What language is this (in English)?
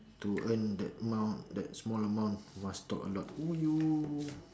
English